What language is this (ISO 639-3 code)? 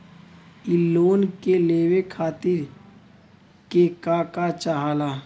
bho